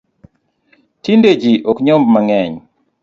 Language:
Luo (Kenya and Tanzania)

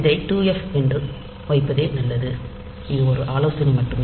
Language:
Tamil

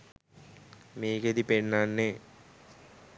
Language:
Sinhala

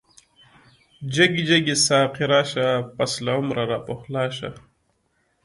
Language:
Pashto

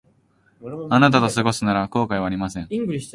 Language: Japanese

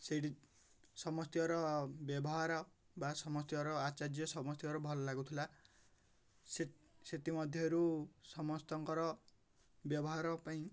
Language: Odia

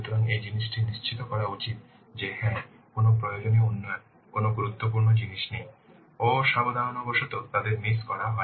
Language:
Bangla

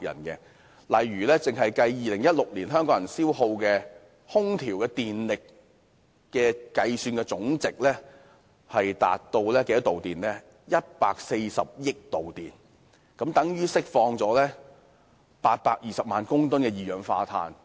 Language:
Cantonese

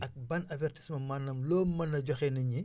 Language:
Wolof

